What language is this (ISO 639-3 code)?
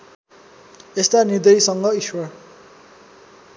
nep